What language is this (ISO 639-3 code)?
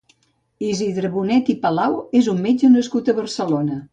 cat